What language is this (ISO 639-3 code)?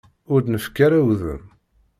kab